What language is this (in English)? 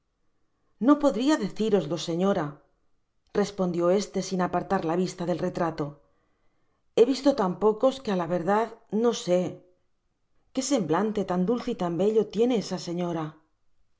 Spanish